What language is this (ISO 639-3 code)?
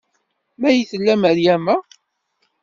kab